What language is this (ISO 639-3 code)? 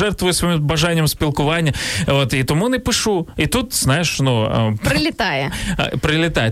ukr